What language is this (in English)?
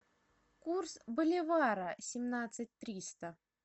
Russian